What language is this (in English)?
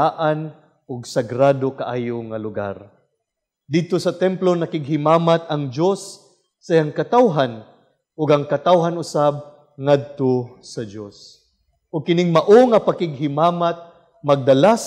Filipino